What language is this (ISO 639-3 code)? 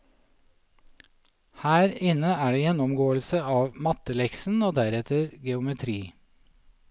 nor